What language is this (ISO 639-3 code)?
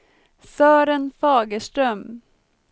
swe